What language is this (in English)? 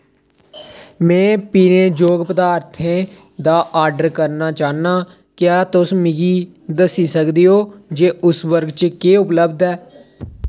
Dogri